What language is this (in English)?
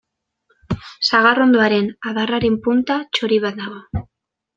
Basque